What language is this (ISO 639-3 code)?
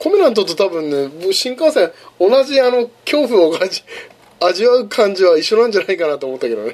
jpn